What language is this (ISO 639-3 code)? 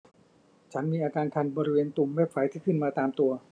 tha